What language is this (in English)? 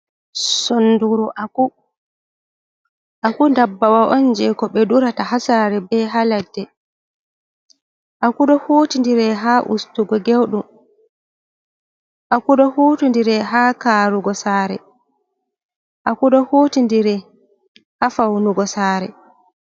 Fula